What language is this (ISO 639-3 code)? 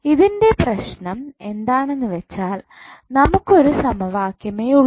mal